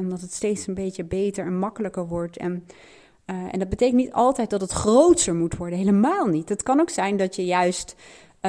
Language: Dutch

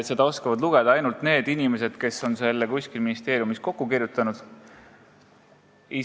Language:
Estonian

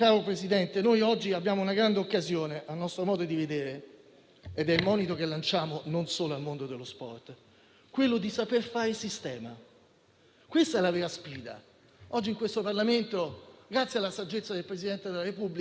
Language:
Italian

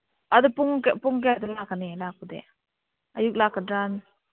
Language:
Manipuri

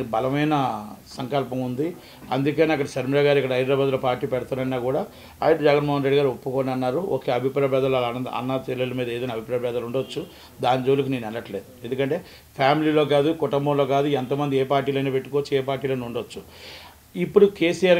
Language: Telugu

